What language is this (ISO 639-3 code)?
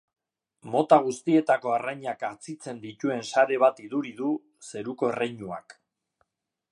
eus